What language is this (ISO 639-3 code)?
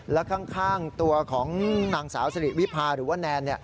tha